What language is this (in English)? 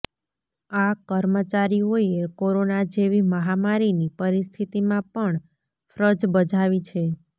Gujarati